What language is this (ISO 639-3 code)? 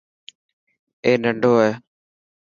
mki